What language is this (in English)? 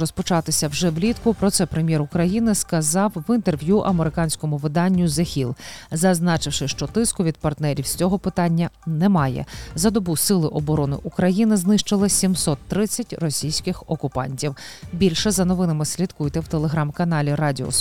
Ukrainian